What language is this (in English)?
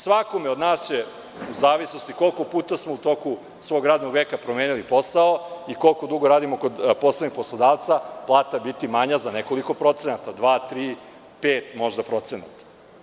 Serbian